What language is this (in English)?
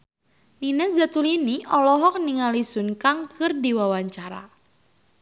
Sundanese